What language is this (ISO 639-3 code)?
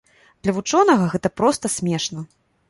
bel